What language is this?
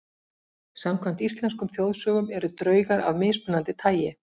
Icelandic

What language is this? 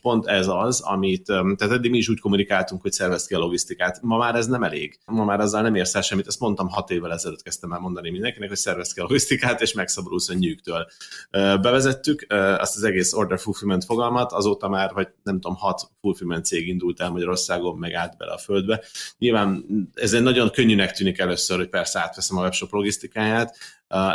Hungarian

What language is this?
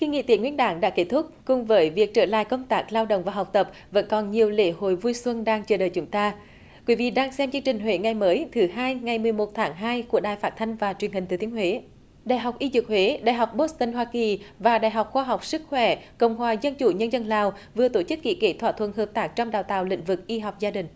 Vietnamese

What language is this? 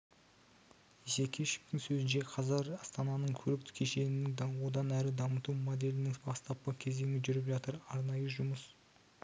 Kazakh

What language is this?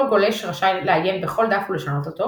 Hebrew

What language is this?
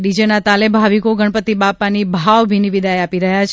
Gujarati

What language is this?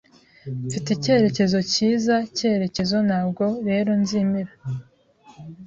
Kinyarwanda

